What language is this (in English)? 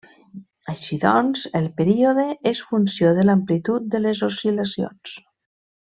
Catalan